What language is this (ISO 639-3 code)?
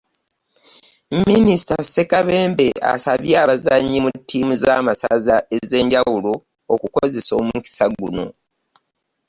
lug